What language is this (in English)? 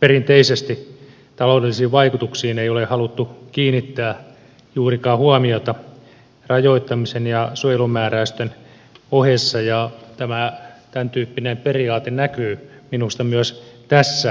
Finnish